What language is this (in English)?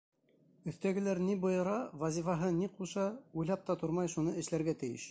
Bashkir